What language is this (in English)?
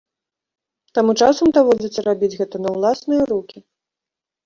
Belarusian